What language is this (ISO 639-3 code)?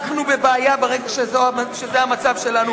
heb